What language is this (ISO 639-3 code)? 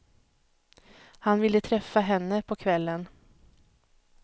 swe